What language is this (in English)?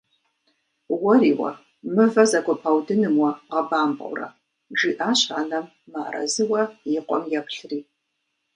Kabardian